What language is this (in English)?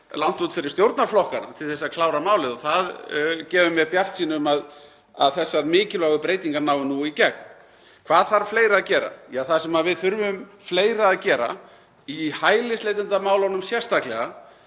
Icelandic